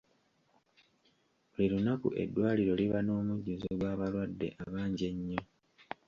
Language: Ganda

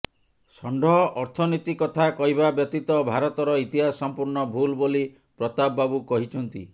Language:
Odia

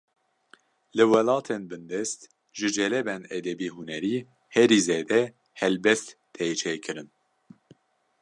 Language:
Kurdish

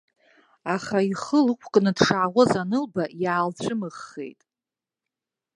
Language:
Abkhazian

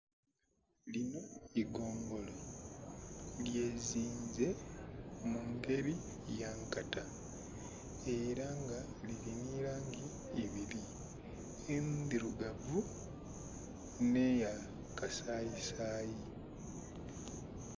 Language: Soga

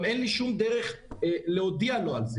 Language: Hebrew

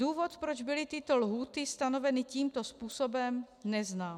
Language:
Czech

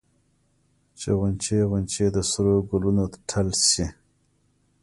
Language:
Pashto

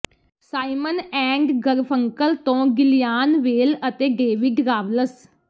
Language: Punjabi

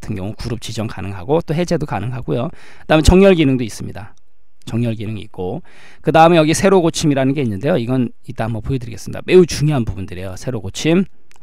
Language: Korean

